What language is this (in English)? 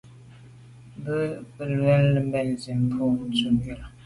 Medumba